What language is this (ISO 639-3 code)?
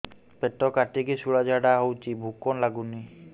ori